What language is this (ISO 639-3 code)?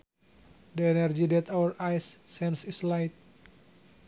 sun